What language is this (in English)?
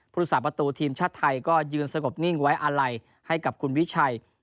Thai